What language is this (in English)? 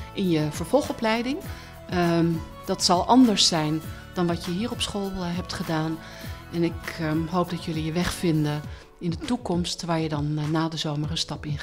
Dutch